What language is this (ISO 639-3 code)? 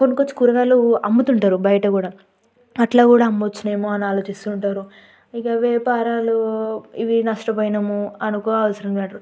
tel